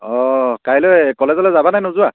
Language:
Assamese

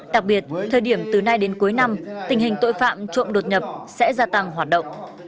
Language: Vietnamese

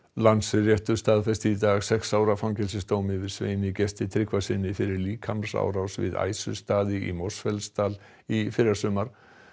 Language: Icelandic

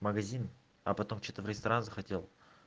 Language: Russian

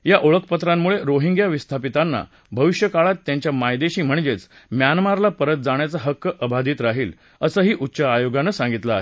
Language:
Marathi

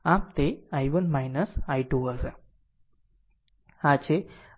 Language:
Gujarati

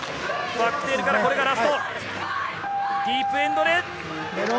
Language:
Japanese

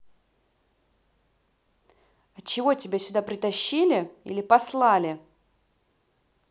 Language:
Russian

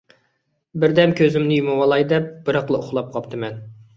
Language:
Uyghur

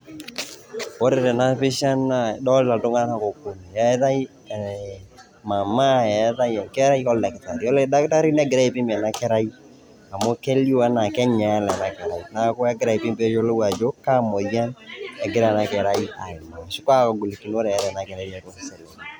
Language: Masai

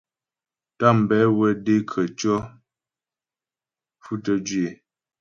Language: Ghomala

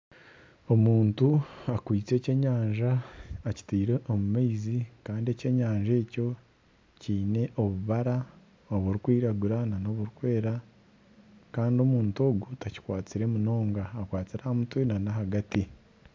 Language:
Nyankole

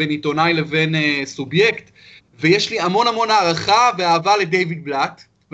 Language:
Hebrew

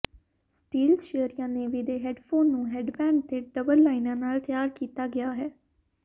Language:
Punjabi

